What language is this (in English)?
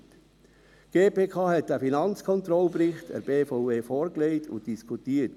Swiss German